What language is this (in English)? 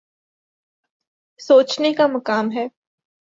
Urdu